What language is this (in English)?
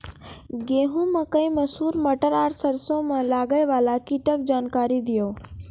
Maithili